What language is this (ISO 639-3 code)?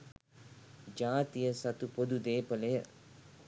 sin